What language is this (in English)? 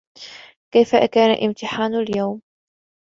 Arabic